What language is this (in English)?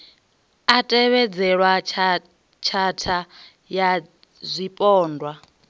Venda